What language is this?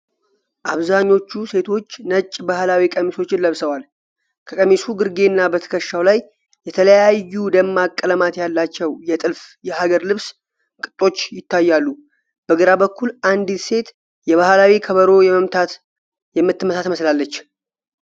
Amharic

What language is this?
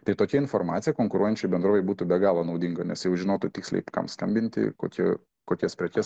Lithuanian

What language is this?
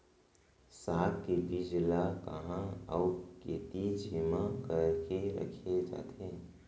Chhattisgarhi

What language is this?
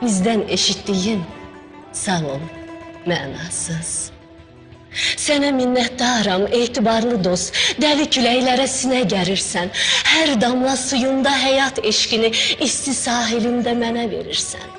Turkish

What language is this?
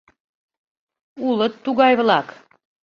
Mari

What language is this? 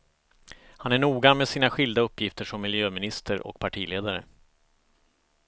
Swedish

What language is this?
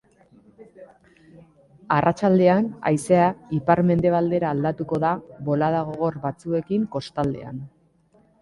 Basque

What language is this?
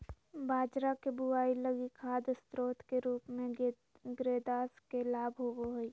Magahi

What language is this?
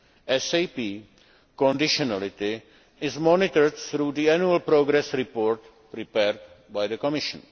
English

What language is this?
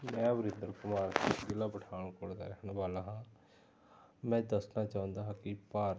Punjabi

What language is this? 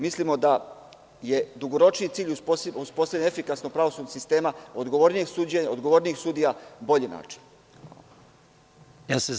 Serbian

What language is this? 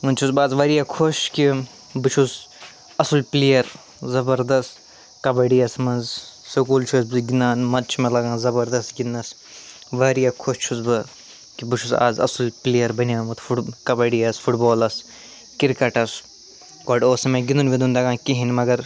Kashmiri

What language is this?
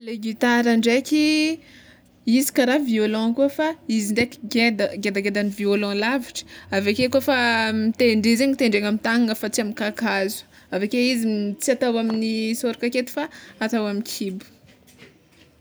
Tsimihety Malagasy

